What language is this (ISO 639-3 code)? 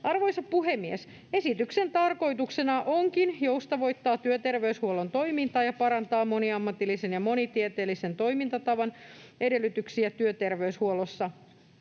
fin